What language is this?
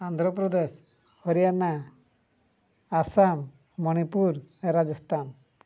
Odia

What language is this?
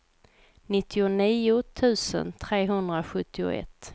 Swedish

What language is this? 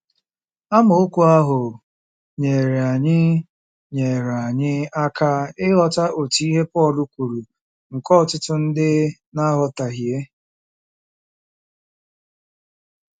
Igbo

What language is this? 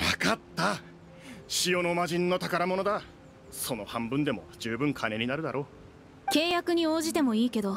Japanese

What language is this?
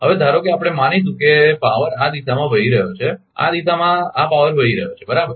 Gujarati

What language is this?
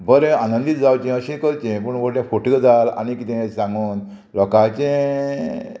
Konkani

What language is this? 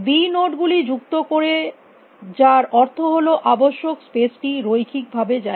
Bangla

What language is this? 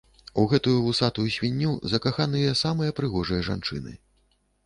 Belarusian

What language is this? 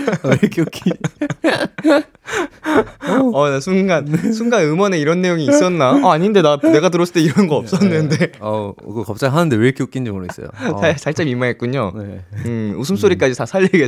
Korean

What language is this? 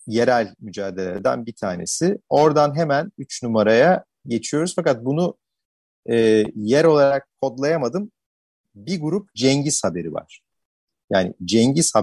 Turkish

